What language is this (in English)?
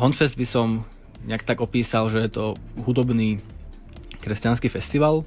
Slovak